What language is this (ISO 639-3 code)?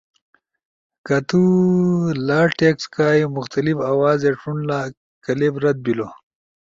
ush